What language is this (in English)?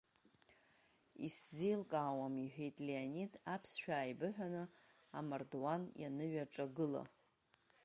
Abkhazian